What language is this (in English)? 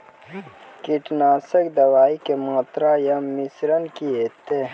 Maithili